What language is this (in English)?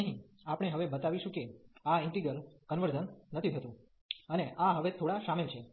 Gujarati